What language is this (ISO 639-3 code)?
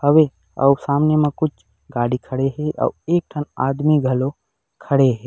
hne